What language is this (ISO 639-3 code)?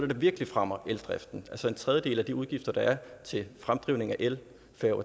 dan